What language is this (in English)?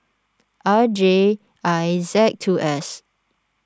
English